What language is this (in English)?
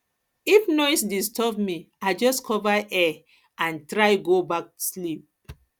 Nigerian Pidgin